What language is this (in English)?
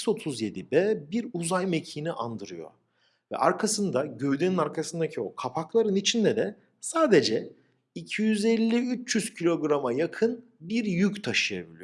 Turkish